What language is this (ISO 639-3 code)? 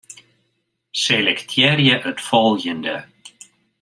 fry